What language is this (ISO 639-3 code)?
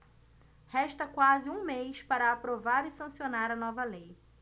por